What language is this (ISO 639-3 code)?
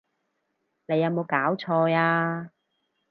yue